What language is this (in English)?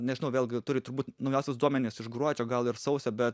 Lithuanian